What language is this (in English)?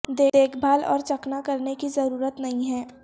Urdu